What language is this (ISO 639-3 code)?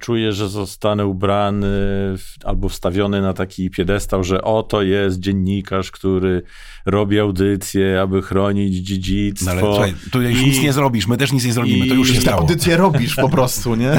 pol